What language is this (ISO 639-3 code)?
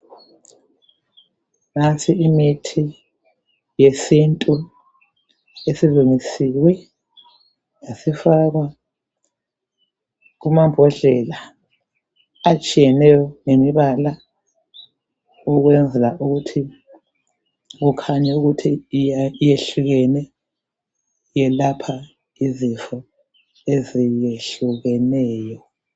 nde